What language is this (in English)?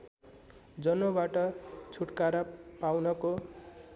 Nepali